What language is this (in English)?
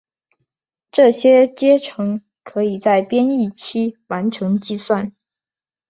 Chinese